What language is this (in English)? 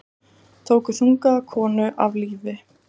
Icelandic